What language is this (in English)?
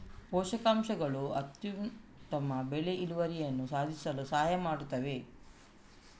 Kannada